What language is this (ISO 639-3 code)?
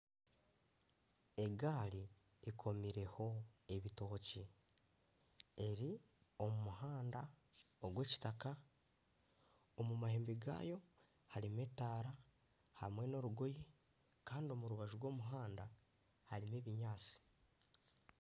nyn